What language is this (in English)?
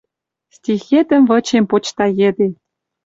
Western Mari